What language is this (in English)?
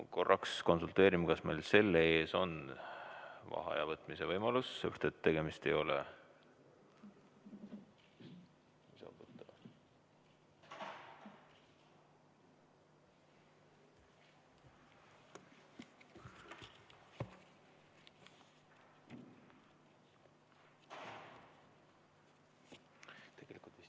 Estonian